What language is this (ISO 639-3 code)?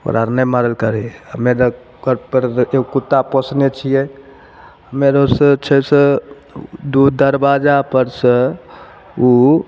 mai